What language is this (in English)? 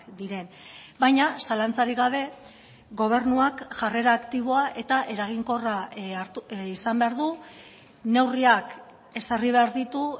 Basque